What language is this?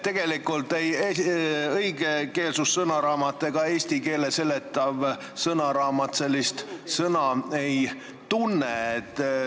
Estonian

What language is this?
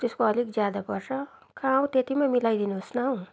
Nepali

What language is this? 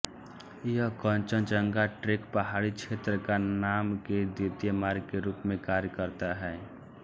Hindi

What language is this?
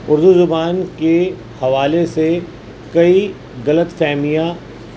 Urdu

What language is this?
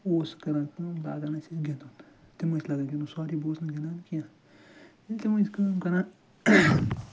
Kashmiri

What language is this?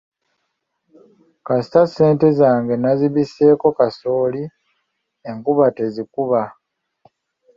Ganda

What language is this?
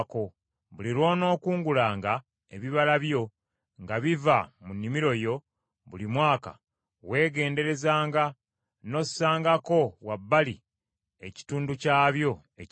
Ganda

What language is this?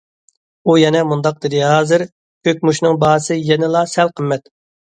Uyghur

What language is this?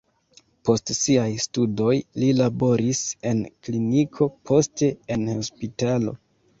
Esperanto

